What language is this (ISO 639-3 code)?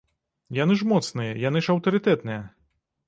bel